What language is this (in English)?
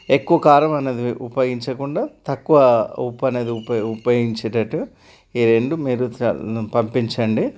Telugu